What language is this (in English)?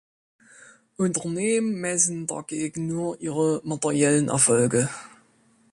German